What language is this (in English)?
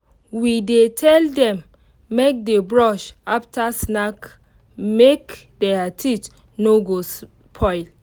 Nigerian Pidgin